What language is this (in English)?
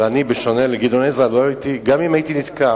Hebrew